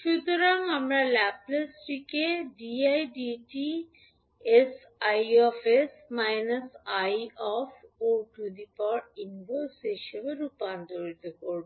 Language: Bangla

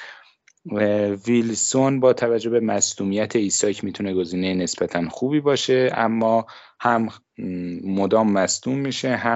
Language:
Persian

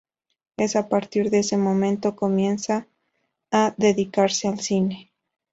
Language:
Spanish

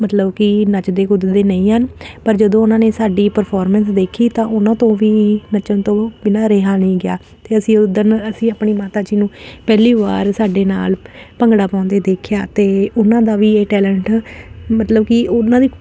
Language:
Punjabi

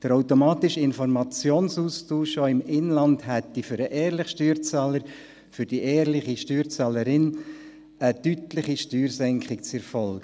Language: Swiss German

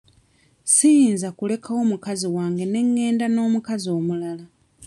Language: Ganda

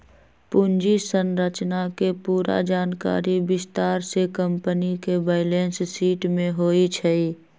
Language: Magahi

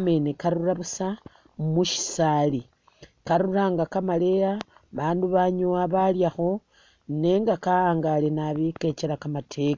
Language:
Masaaba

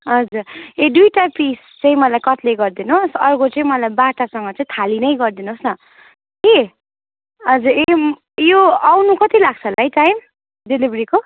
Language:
Nepali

